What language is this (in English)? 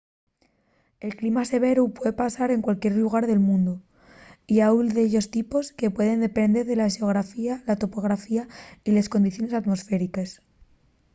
Asturian